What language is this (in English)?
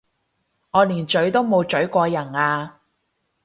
Cantonese